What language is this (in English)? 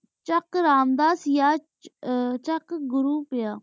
Punjabi